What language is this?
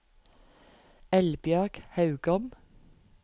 Norwegian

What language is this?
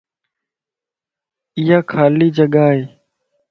Lasi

